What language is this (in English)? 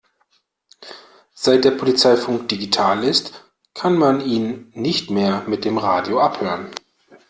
German